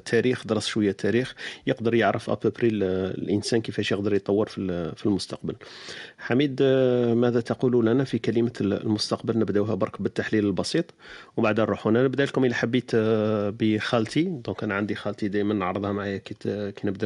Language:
Arabic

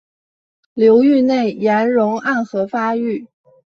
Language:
Chinese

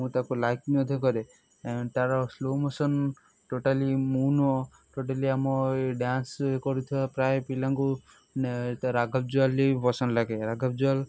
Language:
Odia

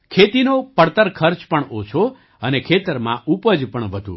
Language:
Gujarati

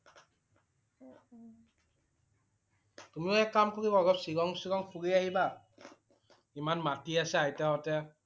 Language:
Assamese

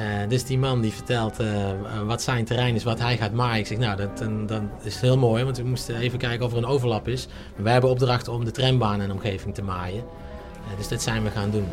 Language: Dutch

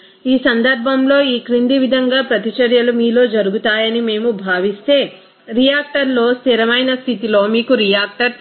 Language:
Telugu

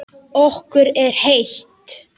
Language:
Icelandic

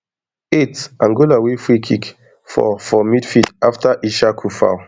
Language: Nigerian Pidgin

